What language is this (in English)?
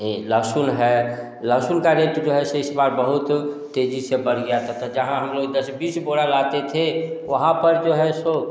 Hindi